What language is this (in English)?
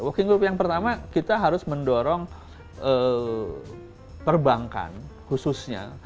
Indonesian